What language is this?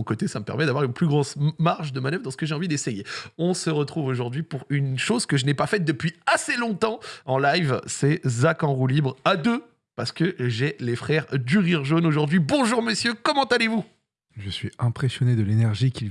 French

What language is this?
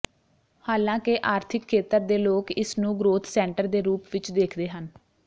Punjabi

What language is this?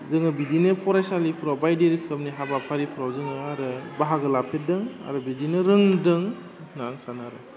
Bodo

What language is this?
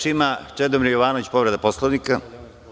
Serbian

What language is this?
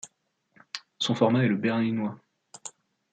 French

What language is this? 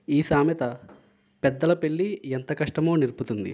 Telugu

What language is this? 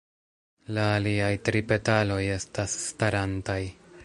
Esperanto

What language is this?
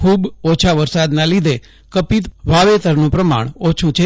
Gujarati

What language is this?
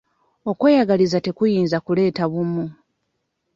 Ganda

